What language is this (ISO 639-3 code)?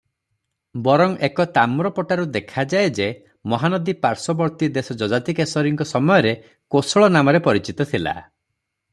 ori